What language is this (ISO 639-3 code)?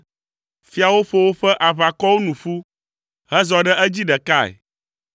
ewe